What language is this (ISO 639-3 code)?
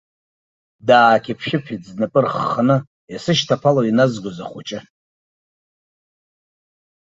abk